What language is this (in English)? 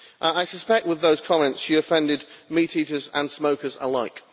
English